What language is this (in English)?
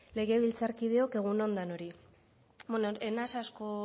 Basque